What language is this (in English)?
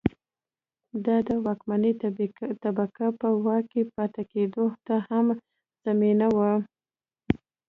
Pashto